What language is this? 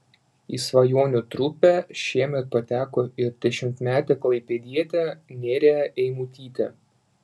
Lithuanian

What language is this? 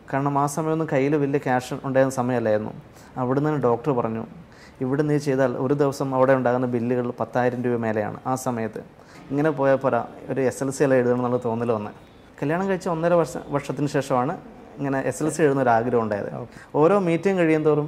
Malayalam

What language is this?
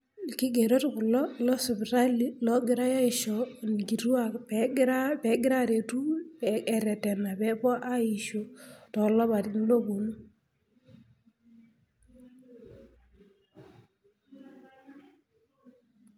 Masai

